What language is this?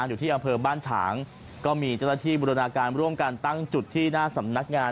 Thai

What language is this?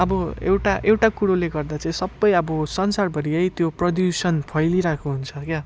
Nepali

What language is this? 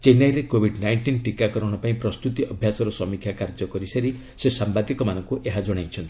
Odia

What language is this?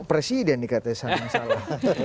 Indonesian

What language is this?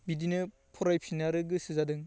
Bodo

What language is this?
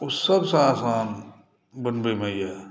Maithili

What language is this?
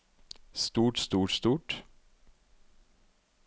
Norwegian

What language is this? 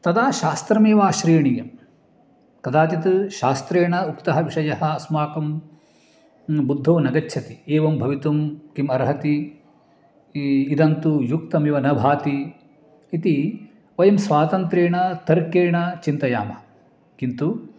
Sanskrit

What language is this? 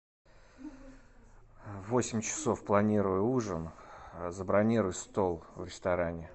Russian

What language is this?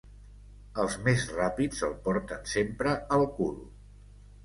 Catalan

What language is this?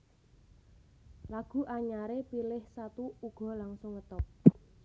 Javanese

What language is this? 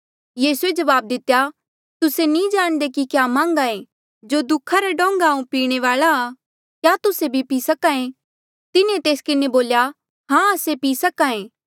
Mandeali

